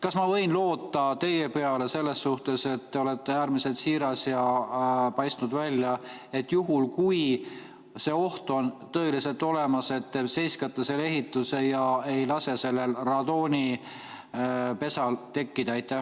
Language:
Estonian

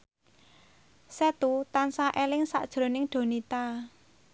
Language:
Javanese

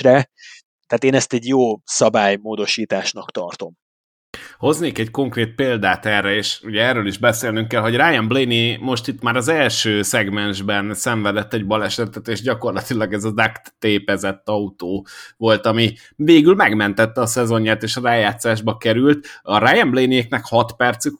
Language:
Hungarian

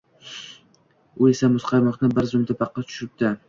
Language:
Uzbek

